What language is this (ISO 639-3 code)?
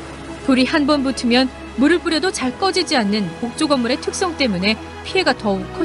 kor